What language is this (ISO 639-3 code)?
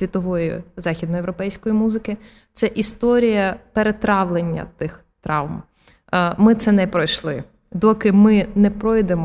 ukr